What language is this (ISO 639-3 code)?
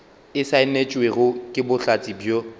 nso